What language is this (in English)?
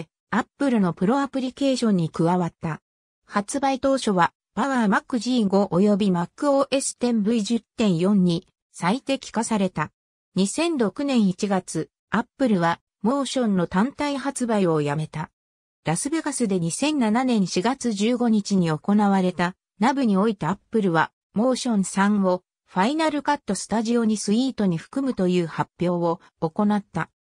Japanese